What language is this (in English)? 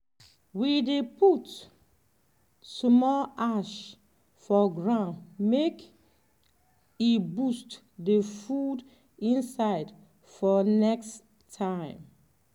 Nigerian Pidgin